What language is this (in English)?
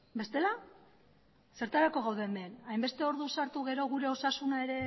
Basque